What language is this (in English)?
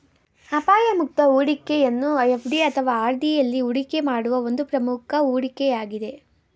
Kannada